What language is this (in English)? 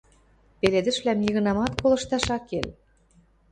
Western Mari